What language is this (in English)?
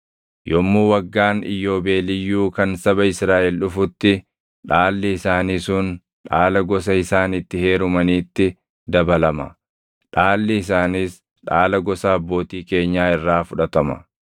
Oromo